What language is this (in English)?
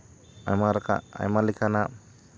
Santali